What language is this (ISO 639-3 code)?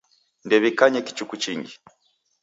dav